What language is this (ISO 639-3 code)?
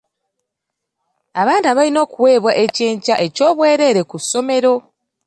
lug